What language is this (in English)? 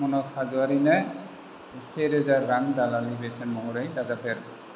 Bodo